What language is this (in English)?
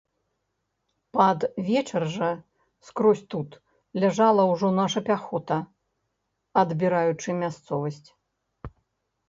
Belarusian